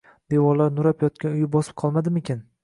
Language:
Uzbek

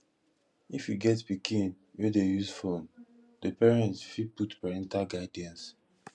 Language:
Nigerian Pidgin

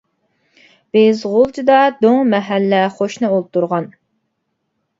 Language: Uyghur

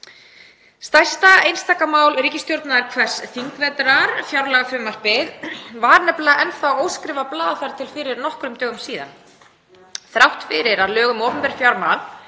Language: Icelandic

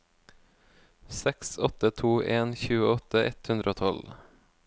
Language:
Norwegian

